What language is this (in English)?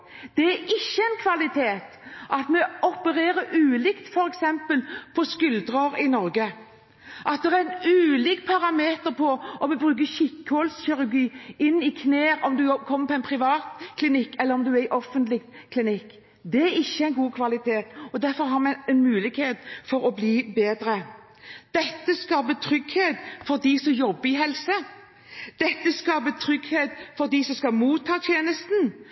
Norwegian Bokmål